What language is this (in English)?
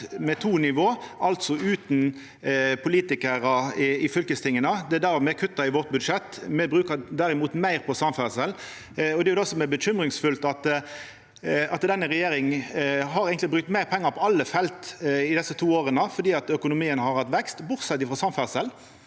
Norwegian